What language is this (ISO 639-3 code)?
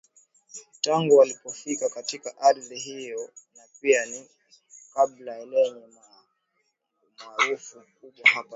swa